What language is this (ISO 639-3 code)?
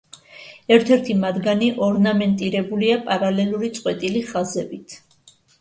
kat